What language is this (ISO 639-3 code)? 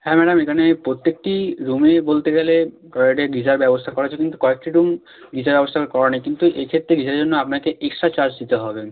ben